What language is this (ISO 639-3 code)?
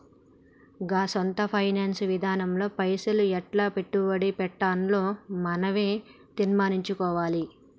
tel